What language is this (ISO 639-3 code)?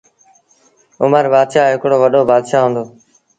sbn